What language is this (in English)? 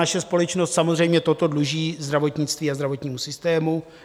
Czech